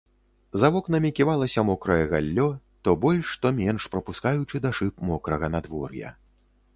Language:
Belarusian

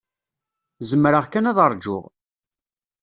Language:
Kabyle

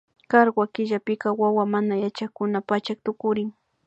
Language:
Imbabura Highland Quichua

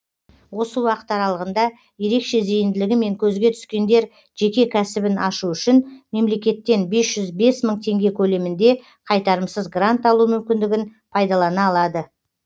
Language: Kazakh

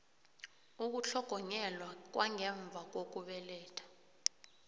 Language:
South Ndebele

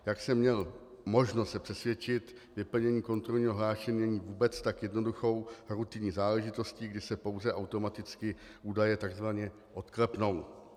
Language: Czech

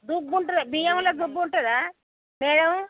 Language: Telugu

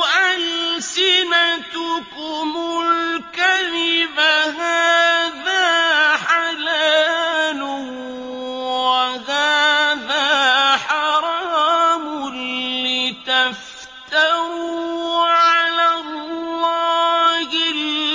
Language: Arabic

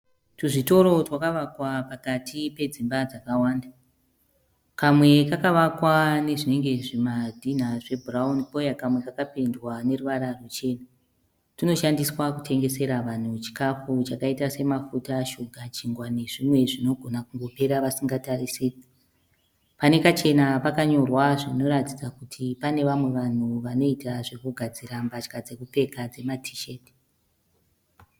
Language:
Shona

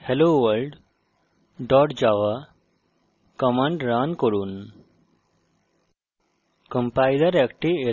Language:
Bangla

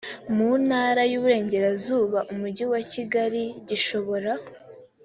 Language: Kinyarwanda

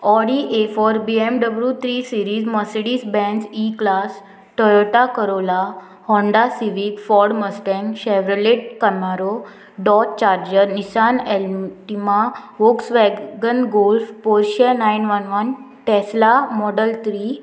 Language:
Konkani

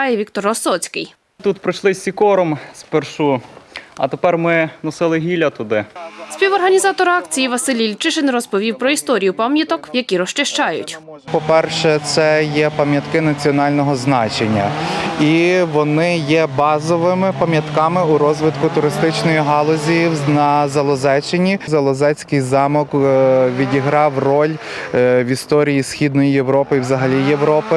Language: Ukrainian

